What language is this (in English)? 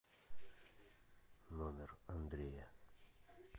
Russian